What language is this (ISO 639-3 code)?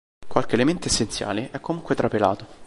ita